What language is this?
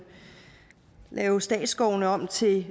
Danish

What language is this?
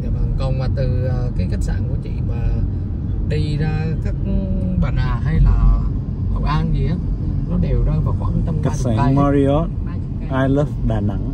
Vietnamese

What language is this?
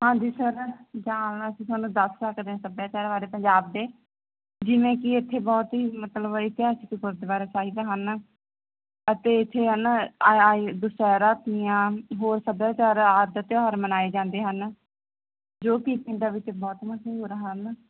Punjabi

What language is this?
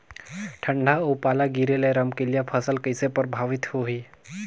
Chhattisgarhi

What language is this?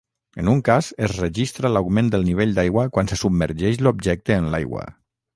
Catalan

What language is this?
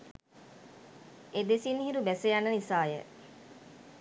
Sinhala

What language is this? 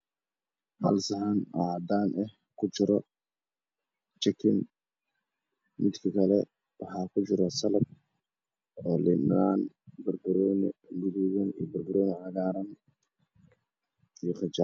Somali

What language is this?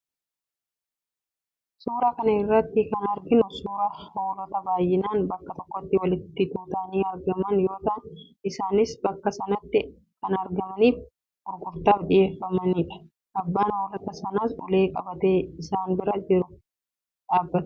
Oromo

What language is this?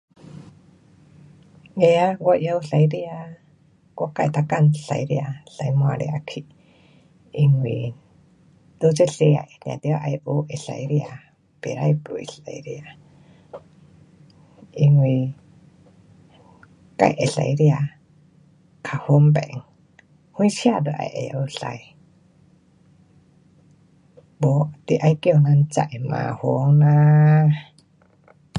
Pu-Xian Chinese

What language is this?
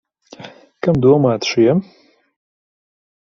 Latvian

